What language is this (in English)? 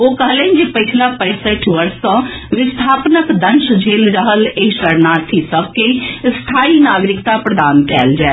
Maithili